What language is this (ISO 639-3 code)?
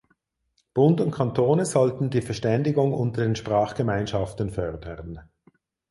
deu